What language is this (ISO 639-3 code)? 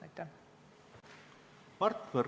est